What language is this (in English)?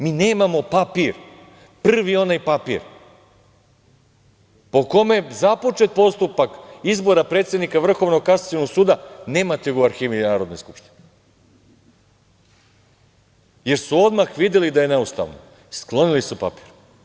Serbian